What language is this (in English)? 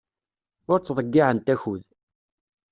Kabyle